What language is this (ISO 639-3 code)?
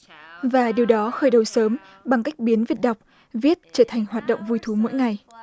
vie